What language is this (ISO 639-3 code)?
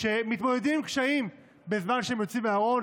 heb